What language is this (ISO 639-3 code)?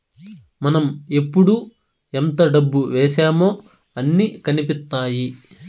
tel